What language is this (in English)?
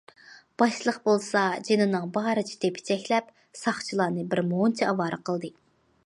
Uyghur